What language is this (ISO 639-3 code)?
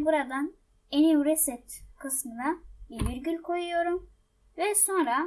tur